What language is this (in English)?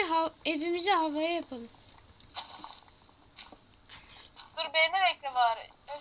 Turkish